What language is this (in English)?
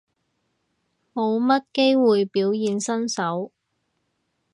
Cantonese